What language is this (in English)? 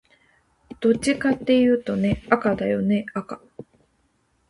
Japanese